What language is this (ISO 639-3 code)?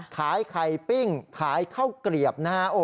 tha